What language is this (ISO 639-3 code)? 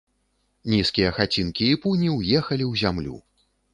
bel